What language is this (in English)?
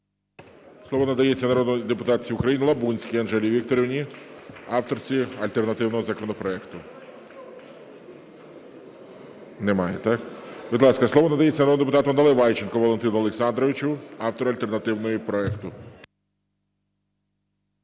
Ukrainian